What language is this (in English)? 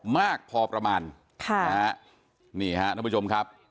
Thai